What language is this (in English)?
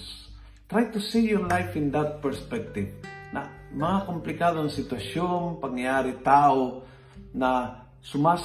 Filipino